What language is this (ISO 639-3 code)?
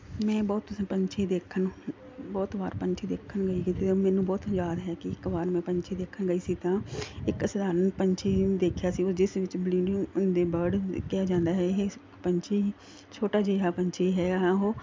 pan